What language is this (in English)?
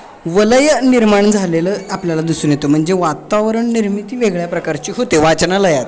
Marathi